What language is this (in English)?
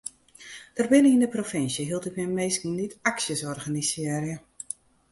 Western Frisian